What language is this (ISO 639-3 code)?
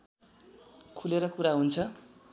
nep